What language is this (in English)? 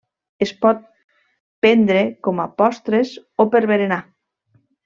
Catalan